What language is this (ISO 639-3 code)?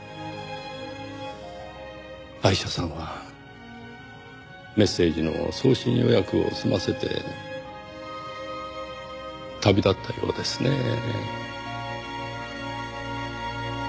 jpn